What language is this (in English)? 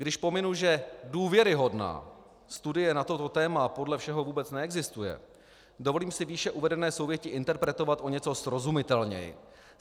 Czech